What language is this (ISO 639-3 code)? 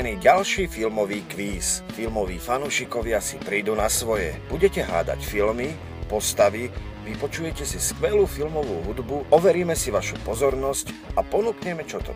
slk